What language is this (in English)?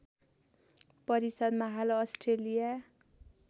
Nepali